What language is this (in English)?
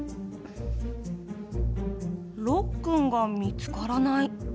Japanese